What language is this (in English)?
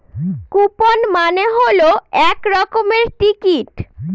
Bangla